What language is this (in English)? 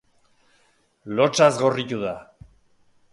Basque